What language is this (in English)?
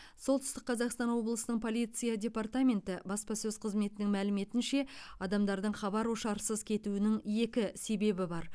Kazakh